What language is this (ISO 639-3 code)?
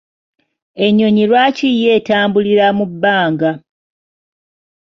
lug